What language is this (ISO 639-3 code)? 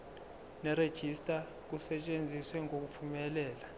zul